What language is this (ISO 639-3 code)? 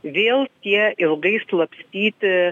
lit